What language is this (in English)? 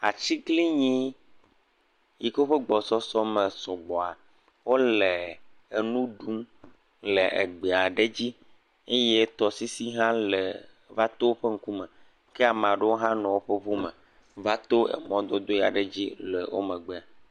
Ewe